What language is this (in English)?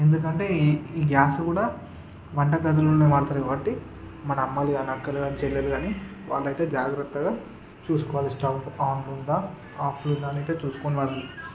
Telugu